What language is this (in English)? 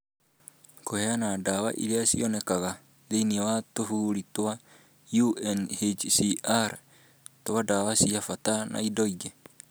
Kikuyu